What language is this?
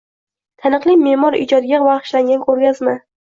Uzbek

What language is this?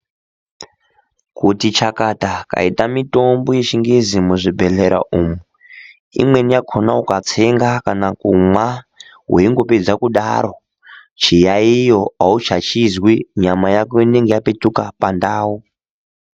Ndau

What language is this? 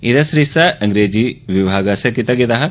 Dogri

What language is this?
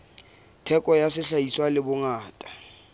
Southern Sotho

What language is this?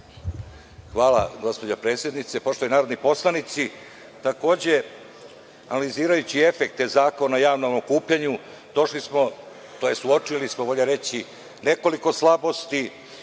Serbian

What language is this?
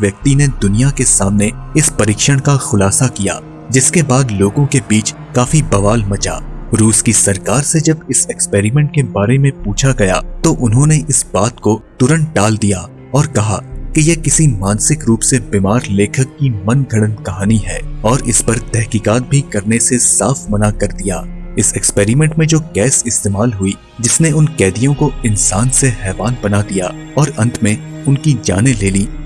Hindi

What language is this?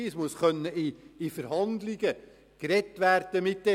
Swiss German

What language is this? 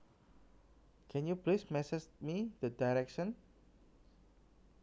Javanese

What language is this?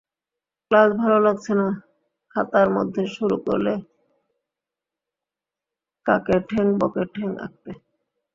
Bangla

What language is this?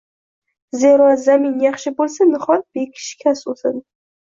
Uzbek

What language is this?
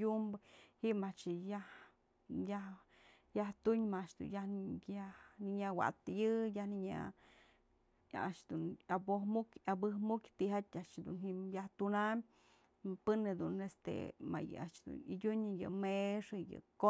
Mazatlán Mixe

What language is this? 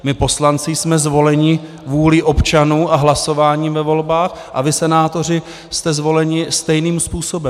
Czech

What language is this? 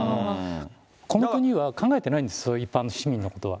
Japanese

